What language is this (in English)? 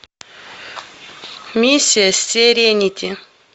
Russian